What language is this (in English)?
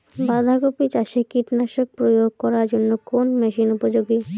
Bangla